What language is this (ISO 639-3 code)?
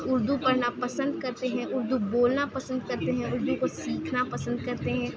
urd